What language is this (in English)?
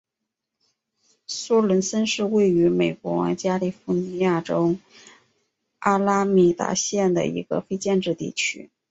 Chinese